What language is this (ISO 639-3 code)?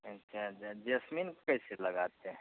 hin